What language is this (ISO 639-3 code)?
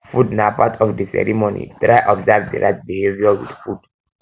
pcm